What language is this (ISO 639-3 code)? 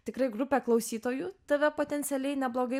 lit